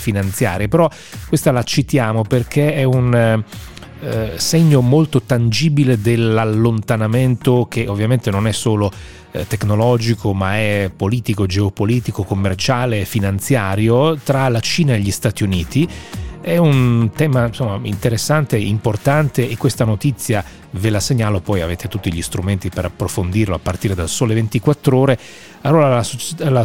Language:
Italian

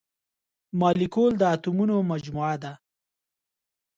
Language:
Pashto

